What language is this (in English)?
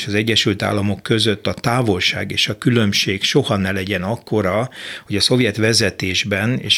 Hungarian